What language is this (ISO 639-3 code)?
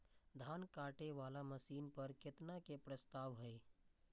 mai